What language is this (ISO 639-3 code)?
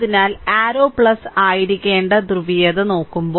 mal